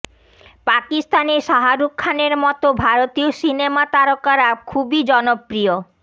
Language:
Bangla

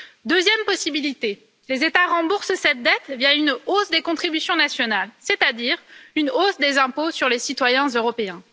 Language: French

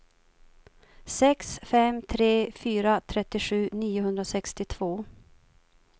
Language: Swedish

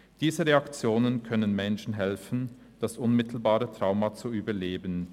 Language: Swiss German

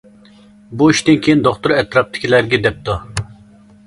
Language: Uyghur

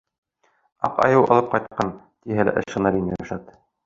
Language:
Bashkir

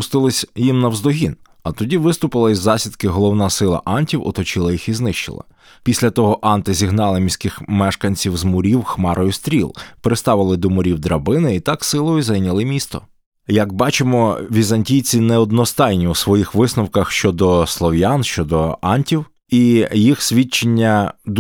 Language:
Ukrainian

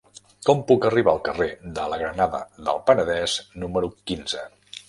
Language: Catalan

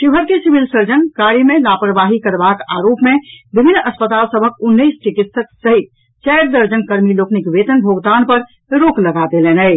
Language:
Maithili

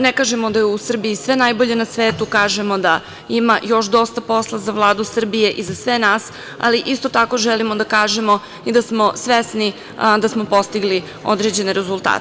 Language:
Serbian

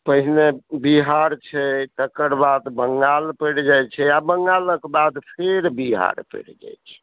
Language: Maithili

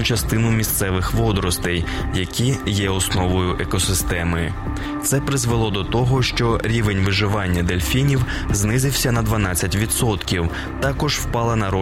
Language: Ukrainian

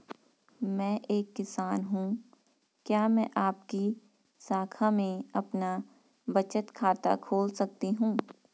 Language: Hindi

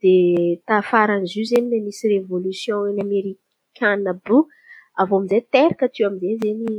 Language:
Antankarana Malagasy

